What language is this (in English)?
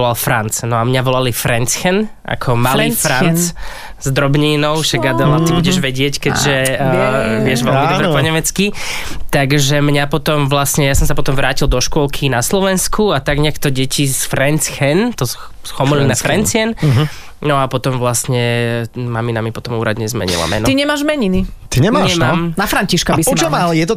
Slovak